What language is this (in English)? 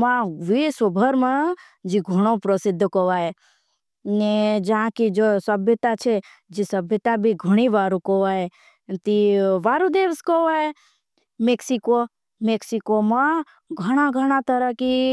Bhili